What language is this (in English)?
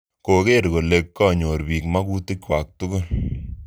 Kalenjin